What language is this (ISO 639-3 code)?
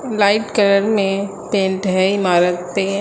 hin